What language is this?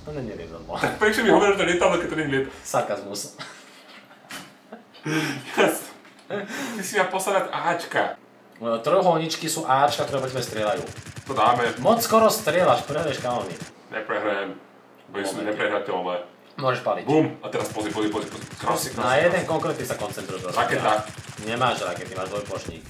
Polish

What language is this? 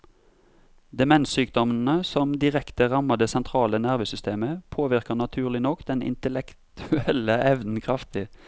Norwegian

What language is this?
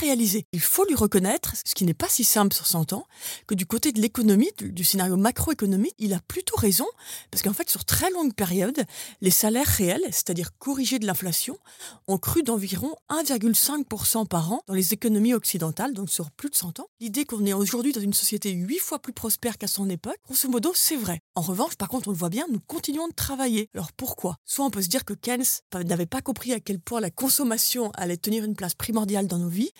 French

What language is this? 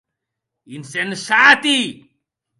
Occitan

